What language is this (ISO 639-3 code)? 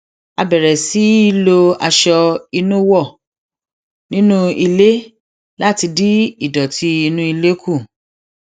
yor